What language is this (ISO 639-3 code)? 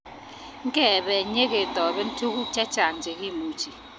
kln